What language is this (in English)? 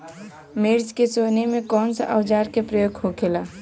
Bhojpuri